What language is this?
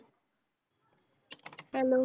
Punjabi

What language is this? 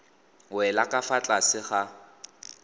Tswana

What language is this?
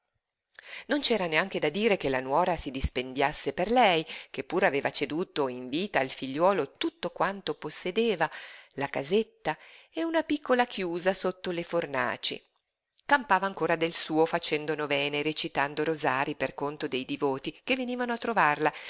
Italian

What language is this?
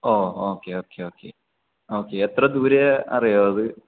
Malayalam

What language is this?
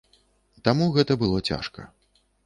Belarusian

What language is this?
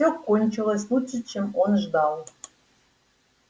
Russian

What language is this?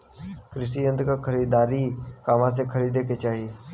Bhojpuri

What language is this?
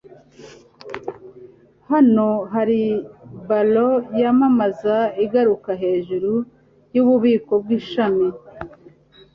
Kinyarwanda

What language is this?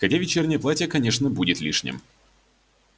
Russian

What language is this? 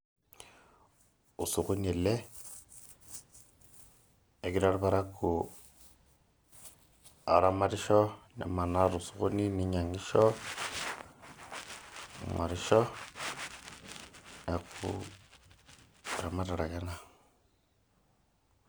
Masai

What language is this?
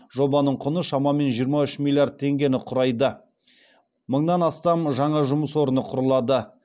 Kazakh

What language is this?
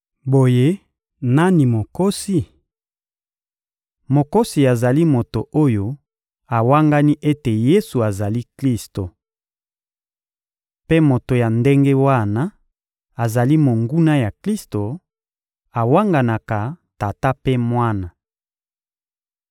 Lingala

